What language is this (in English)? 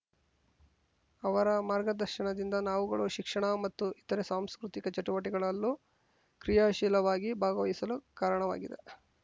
Kannada